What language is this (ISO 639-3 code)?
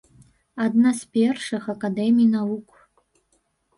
bel